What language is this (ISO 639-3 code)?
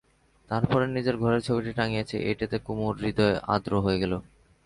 ben